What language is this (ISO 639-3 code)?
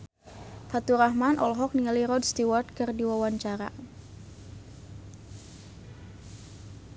sun